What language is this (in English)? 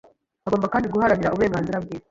Kinyarwanda